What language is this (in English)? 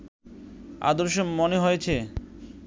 Bangla